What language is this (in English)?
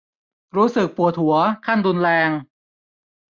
Thai